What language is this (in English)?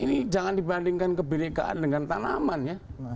Indonesian